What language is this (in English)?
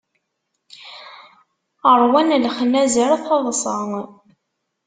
Kabyle